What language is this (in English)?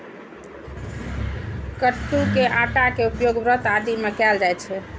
Maithili